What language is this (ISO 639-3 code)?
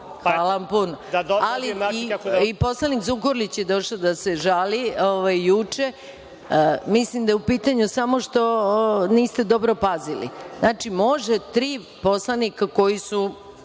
srp